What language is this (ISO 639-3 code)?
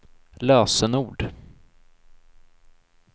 swe